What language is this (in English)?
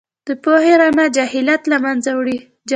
Pashto